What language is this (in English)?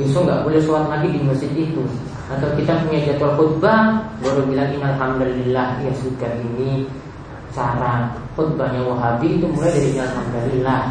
Indonesian